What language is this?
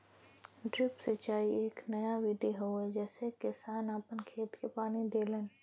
Bhojpuri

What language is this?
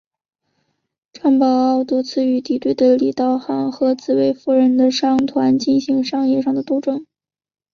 Chinese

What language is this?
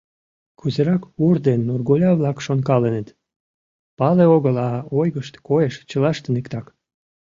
Mari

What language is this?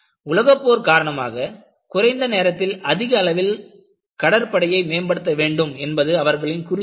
Tamil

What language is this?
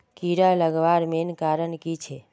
Magahi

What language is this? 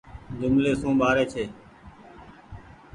Goaria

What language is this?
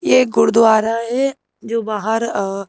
Hindi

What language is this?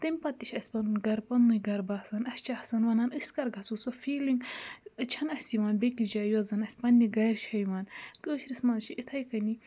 Kashmiri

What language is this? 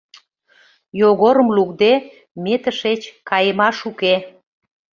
Mari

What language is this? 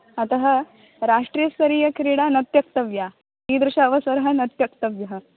Sanskrit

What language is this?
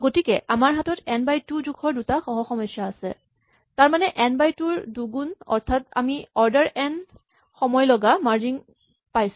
Assamese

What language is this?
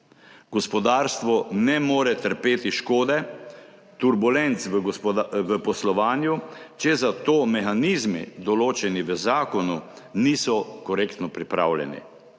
Slovenian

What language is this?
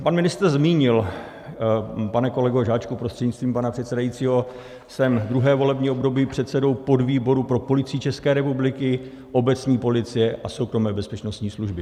Czech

